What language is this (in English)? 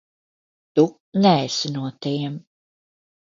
Latvian